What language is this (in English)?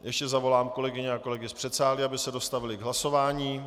Czech